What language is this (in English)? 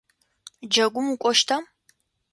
Adyghe